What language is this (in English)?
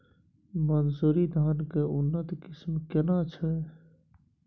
Maithili